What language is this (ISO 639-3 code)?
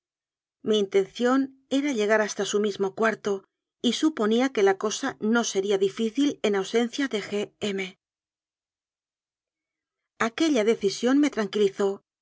spa